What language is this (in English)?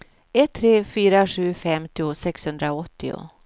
Swedish